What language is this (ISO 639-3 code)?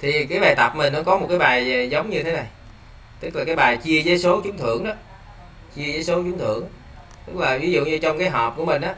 vie